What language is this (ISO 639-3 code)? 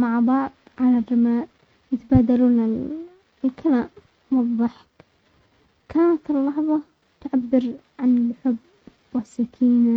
acx